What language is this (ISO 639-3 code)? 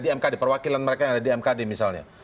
ind